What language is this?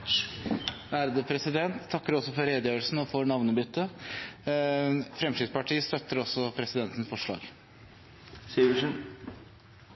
Norwegian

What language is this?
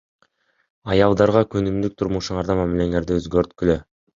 Kyrgyz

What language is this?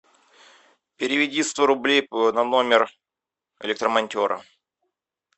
Russian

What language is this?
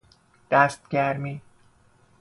Persian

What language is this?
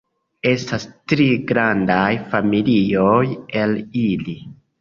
Esperanto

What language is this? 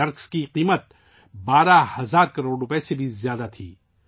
Urdu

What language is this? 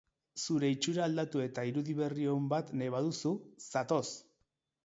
Basque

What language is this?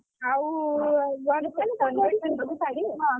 Odia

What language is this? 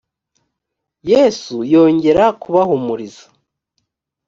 Kinyarwanda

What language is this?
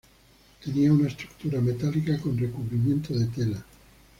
Spanish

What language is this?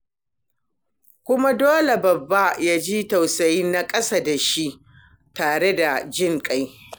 Hausa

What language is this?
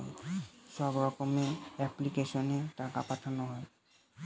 Bangla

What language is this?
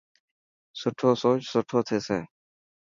Dhatki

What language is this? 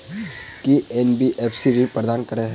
Maithili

